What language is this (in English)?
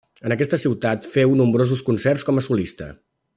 Catalan